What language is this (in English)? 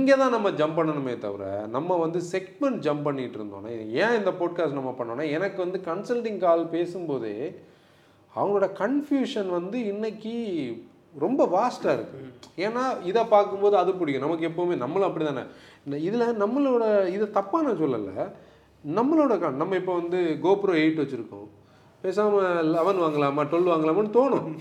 Tamil